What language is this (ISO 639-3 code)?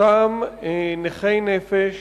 heb